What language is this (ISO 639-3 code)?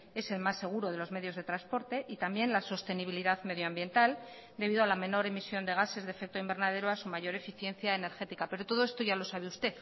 spa